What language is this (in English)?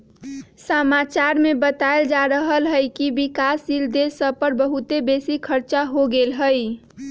Magahi